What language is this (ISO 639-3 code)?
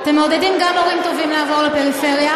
heb